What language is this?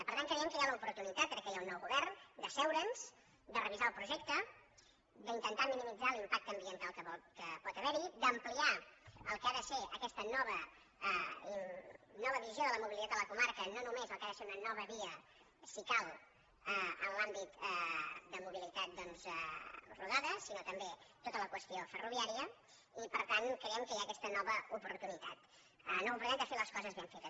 Catalan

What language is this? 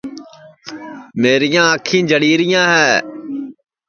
Sansi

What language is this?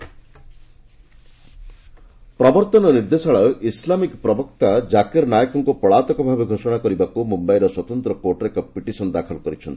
Odia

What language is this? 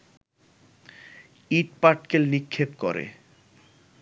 Bangla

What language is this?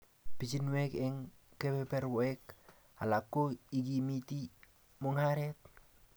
Kalenjin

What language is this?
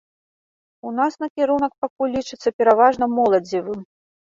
Belarusian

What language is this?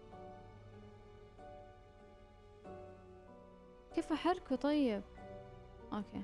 Arabic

